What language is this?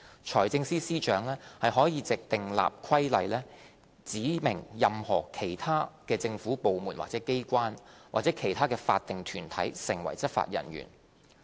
Cantonese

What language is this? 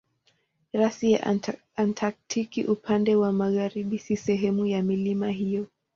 Swahili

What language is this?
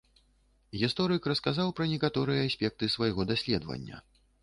Belarusian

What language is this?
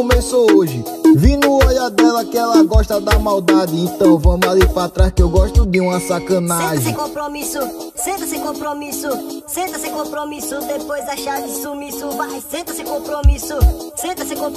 Portuguese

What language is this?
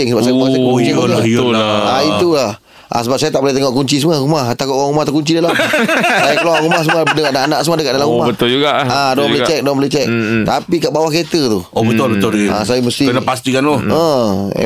Malay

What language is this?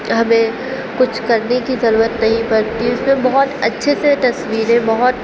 Urdu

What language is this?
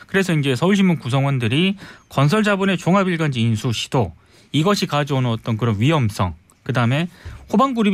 Korean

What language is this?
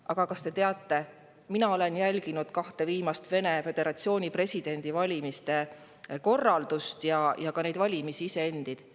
Estonian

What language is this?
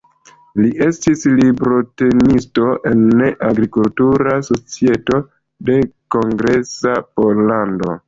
Esperanto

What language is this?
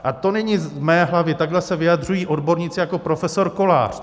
Czech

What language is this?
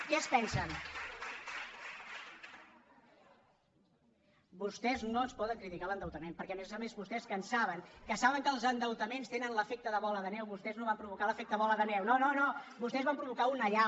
Catalan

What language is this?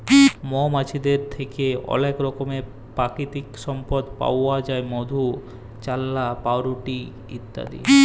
Bangla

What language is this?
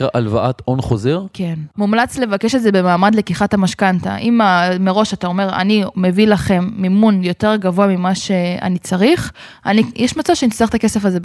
Hebrew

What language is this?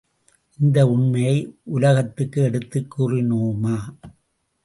Tamil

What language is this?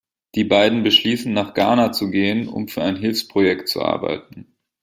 German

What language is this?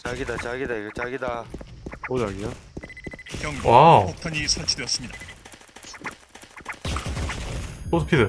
Korean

